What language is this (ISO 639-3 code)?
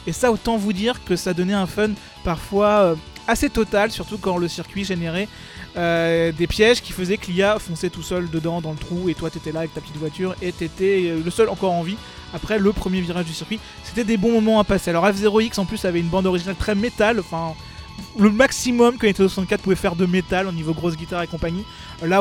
fra